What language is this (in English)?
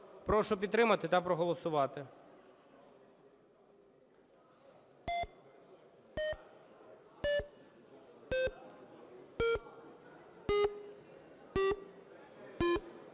Ukrainian